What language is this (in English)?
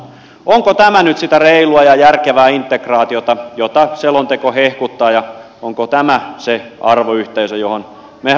Finnish